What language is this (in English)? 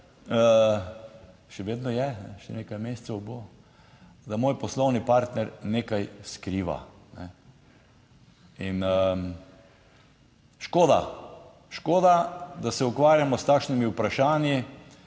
Slovenian